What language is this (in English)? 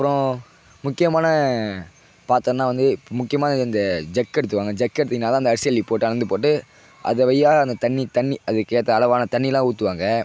Tamil